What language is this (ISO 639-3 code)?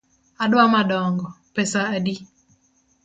luo